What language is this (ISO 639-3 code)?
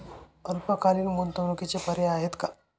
mar